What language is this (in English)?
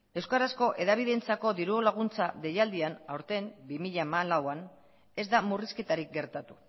Basque